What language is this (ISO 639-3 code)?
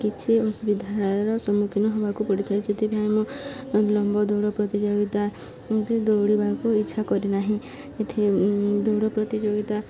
ori